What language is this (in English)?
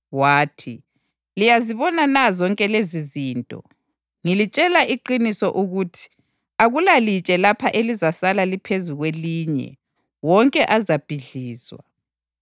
North Ndebele